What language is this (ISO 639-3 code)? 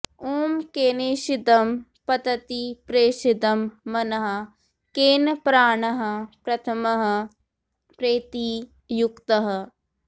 san